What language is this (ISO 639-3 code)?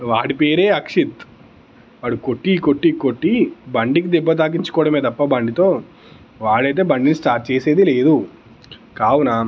tel